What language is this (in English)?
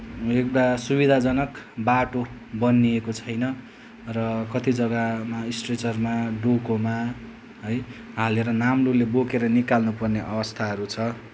Nepali